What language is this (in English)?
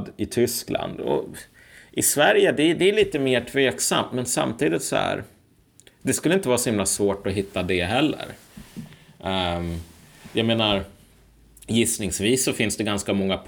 Swedish